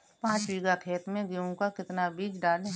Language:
Hindi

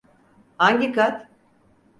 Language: Turkish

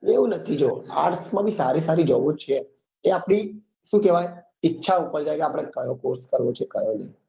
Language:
Gujarati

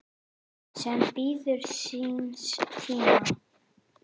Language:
Icelandic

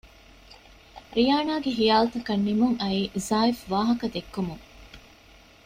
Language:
Divehi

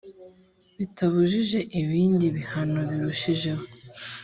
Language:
Kinyarwanda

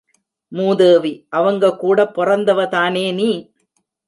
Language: Tamil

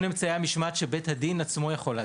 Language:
Hebrew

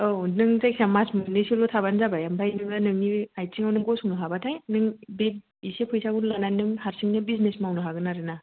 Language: Bodo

